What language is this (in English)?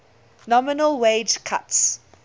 English